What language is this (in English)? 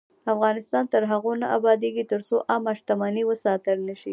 Pashto